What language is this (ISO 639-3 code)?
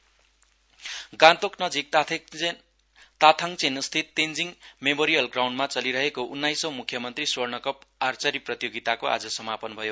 nep